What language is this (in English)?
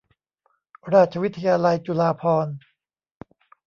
Thai